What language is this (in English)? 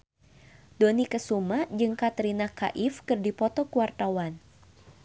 Sundanese